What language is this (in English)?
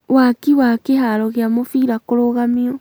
Kikuyu